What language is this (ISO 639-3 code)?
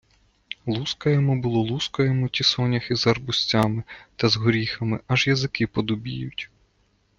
ukr